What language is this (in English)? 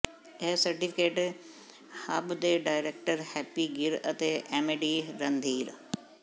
Punjabi